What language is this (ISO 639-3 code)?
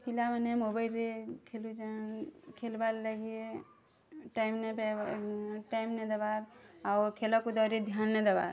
ori